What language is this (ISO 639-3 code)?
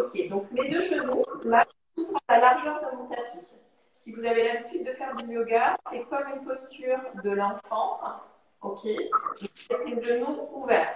fra